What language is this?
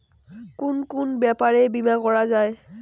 Bangla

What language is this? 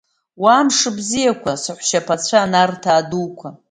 Abkhazian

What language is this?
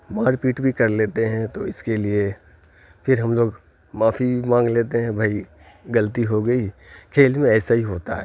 Urdu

